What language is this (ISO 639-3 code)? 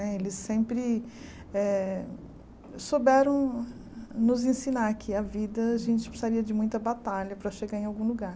por